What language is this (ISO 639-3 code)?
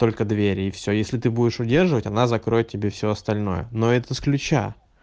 rus